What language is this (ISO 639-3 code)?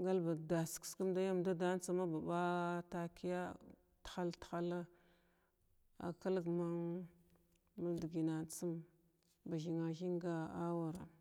glw